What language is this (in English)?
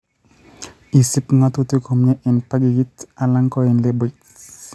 Kalenjin